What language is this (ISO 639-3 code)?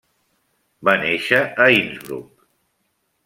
cat